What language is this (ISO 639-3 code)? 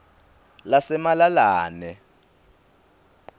ssw